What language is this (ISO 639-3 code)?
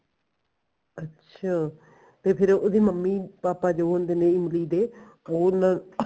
pan